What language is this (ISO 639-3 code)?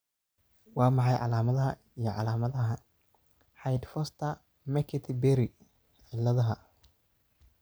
som